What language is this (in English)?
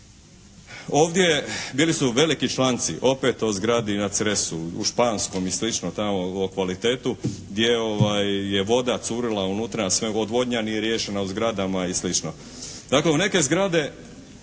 Croatian